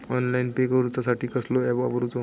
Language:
Marathi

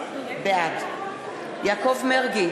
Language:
Hebrew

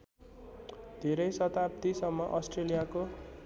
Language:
Nepali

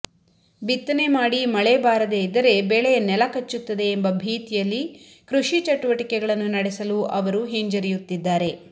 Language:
Kannada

